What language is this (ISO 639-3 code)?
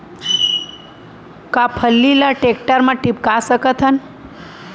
hne